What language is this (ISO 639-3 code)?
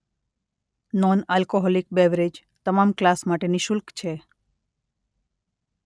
guj